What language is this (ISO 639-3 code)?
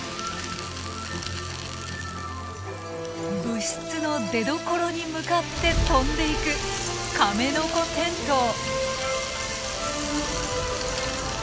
jpn